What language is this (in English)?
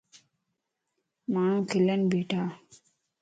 Lasi